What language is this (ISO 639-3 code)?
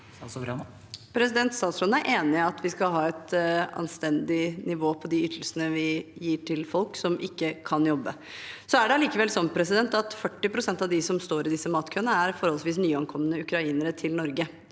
nor